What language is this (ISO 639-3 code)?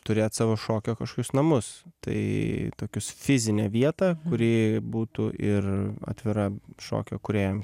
lit